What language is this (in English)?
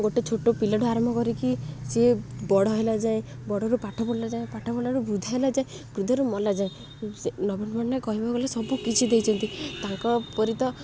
Odia